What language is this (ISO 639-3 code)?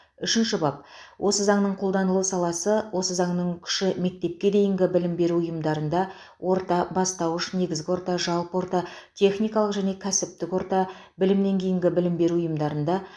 kaz